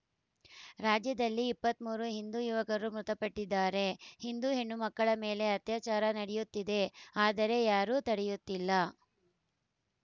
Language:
Kannada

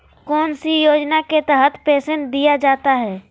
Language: Magahi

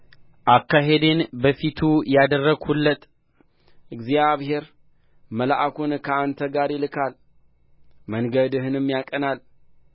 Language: Amharic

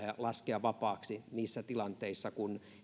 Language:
Finnish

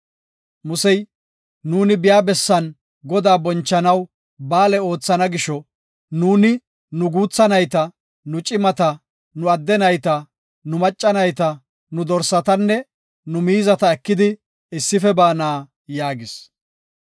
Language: Gofa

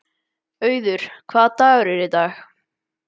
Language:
Icelandic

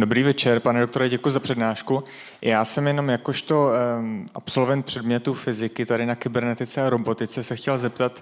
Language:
Czech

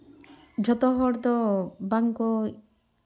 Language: Santali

